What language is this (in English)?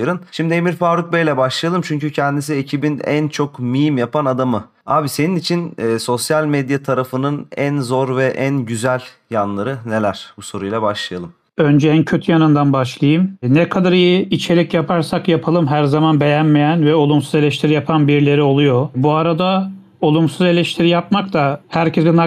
Turkish